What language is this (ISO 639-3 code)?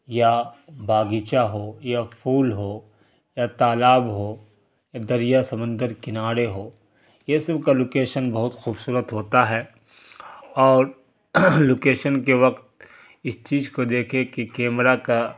urd